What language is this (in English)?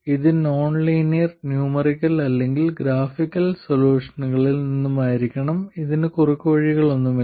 Malayalam